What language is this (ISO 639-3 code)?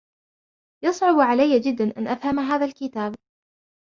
ara